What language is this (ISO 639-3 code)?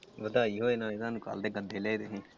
pan